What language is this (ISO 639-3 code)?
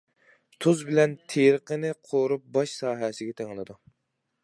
uig